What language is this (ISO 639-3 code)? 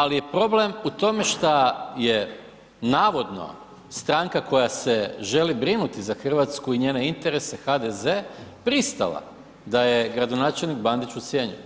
hrv